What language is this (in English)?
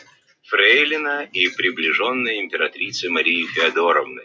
Russian